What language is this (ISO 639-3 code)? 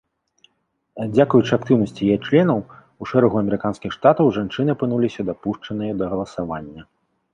bel